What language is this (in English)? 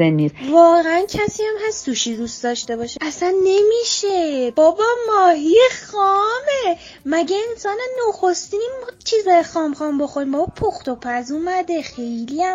Persian